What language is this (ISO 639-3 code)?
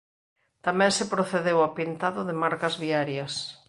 glg